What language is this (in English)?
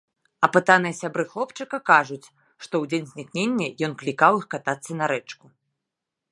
Belarusian